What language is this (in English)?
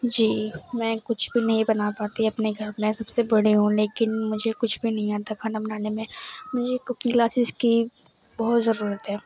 Urdu